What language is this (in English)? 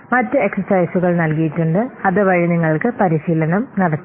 Malayalam